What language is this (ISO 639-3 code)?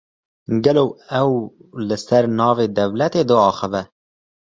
kur